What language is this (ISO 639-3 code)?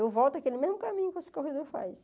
por